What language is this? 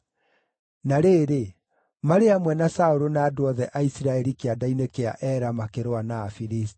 Kikuyu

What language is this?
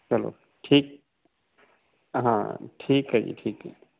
Punjabi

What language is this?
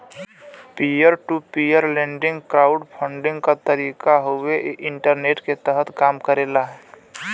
Bhojpuri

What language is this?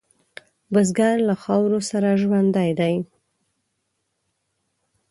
Pashto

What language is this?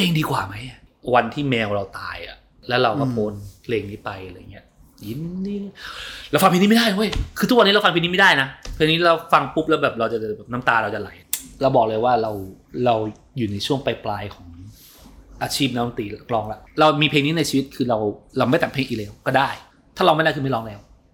Thai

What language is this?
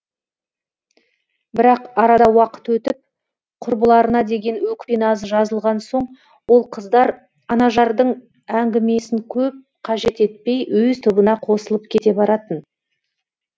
Kazakh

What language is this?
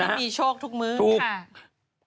Thai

